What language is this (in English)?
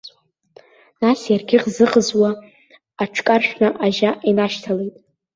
Abkhazian